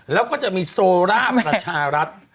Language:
Thai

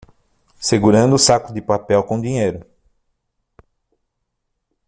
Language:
Portuguese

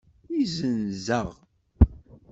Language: Kabyle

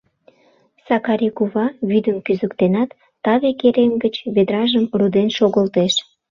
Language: Mari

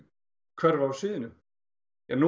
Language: Icelandic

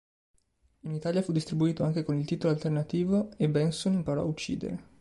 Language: Italian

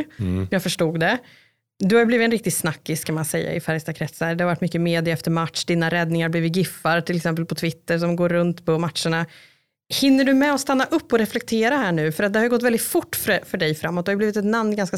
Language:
Swedish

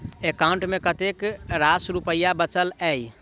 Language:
Maithili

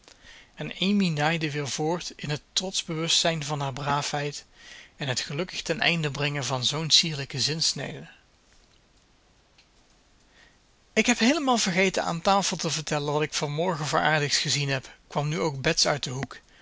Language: Dutch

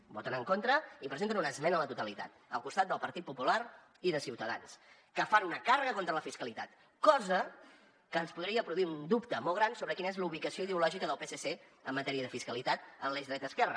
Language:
Catalan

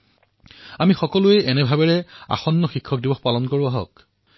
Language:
Assamese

